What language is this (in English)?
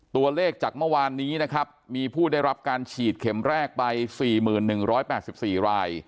Thai